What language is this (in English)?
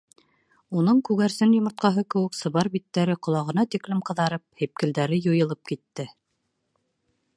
Bashkir